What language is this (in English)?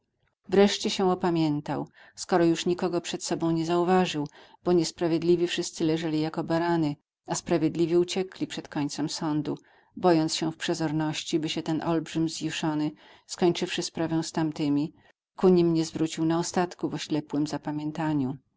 Polish